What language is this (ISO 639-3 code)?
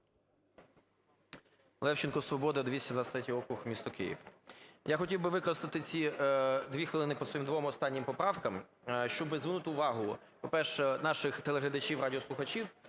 ukr